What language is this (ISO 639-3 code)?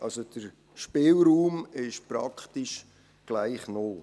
gsw